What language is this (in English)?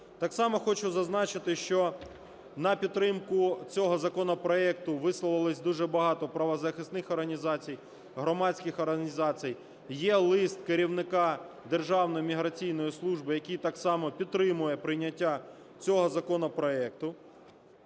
Ukrainian